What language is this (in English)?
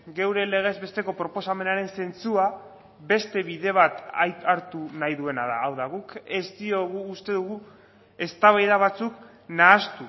Basque